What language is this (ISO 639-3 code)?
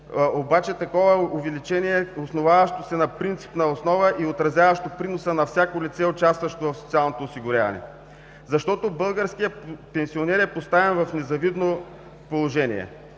bul